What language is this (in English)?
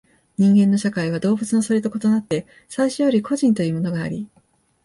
Japanese